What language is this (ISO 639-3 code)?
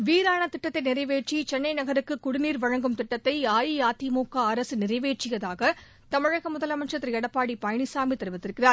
tam